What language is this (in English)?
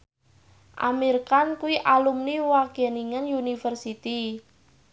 Javanese